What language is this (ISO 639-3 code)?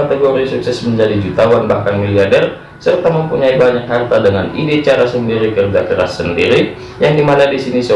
ind